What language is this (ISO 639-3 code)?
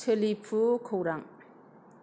brx